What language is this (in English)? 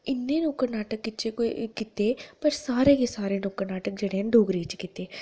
Dogri